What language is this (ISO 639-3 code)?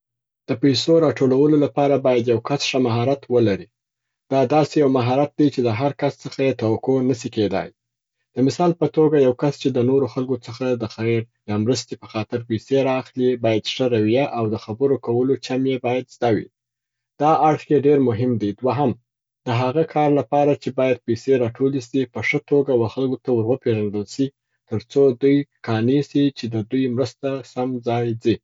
pbt